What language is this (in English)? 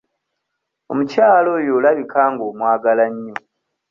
Ganda